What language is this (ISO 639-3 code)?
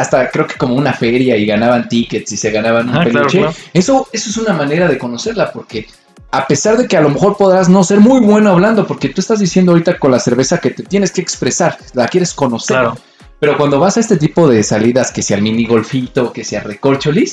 spa